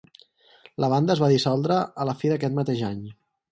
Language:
Catalan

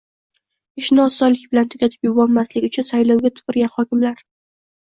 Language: Uzbek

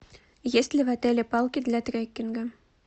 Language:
Russian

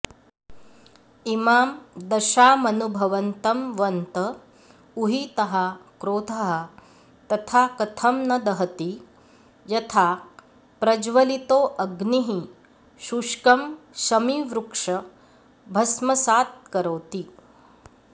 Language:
Sanskrit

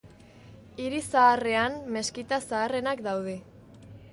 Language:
Basque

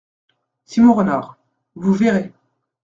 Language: French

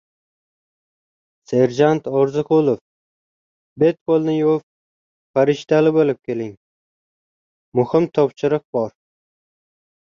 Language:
Uzbek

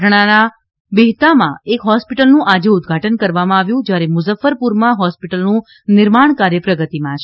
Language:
Gujarati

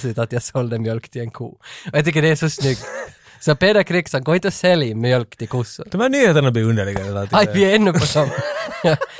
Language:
Swedish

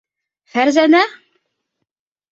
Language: Bashkir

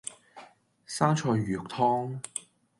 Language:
Cantonese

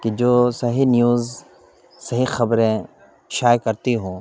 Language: Urdu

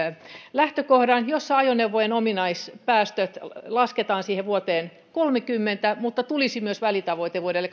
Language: Finnish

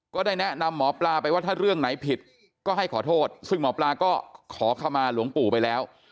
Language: Thai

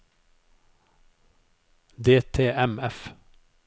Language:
Norwegian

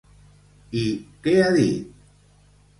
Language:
Catalan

